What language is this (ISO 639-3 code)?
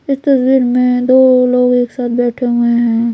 hin